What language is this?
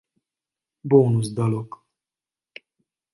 Hungarian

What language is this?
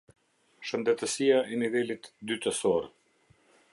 Albanian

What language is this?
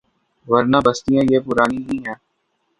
Urdu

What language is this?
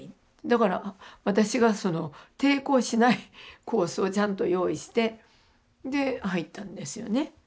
Japanese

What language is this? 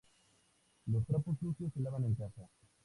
Spanish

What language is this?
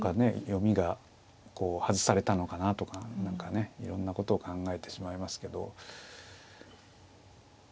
Japanese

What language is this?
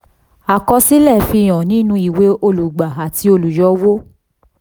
Yoruba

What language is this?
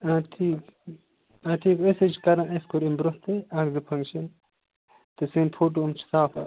Kashmiri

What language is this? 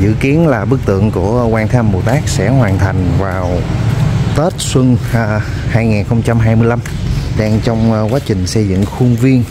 Vietnamese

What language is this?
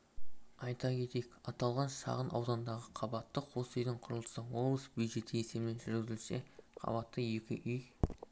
Kazakh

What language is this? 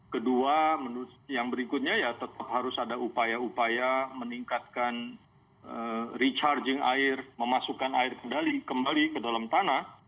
Indonesian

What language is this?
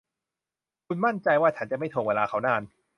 Thai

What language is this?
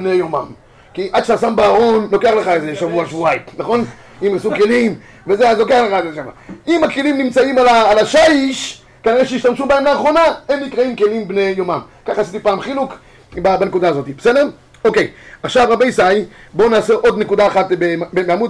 Hebrew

